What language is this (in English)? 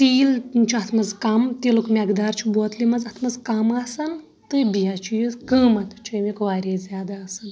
Kashmiri